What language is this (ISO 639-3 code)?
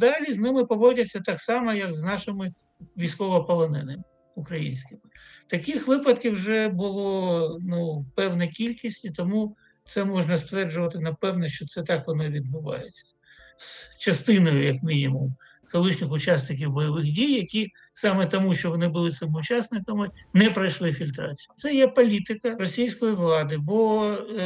ukr